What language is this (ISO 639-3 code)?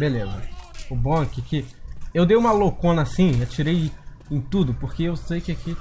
por